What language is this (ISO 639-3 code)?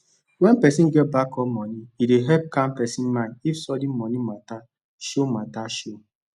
pcm